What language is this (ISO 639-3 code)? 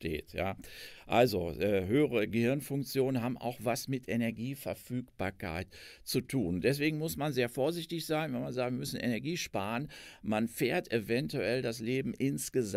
deu